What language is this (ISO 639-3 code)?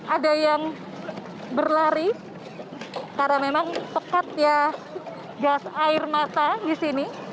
ind